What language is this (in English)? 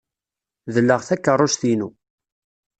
Kabyle